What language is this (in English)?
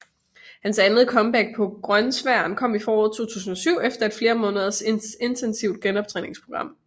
Danish